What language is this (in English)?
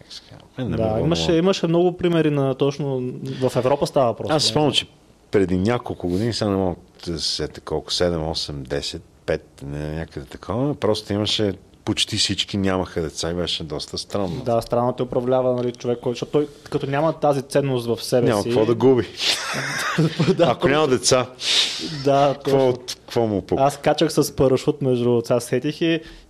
Bulgarian